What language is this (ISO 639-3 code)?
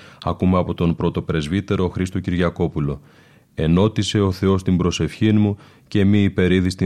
ell